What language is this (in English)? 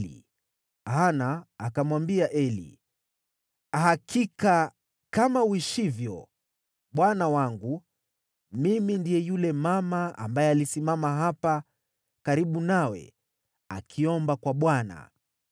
Swahili